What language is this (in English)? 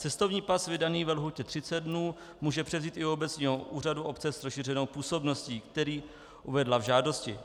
Czech